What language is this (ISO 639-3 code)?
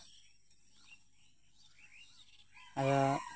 sat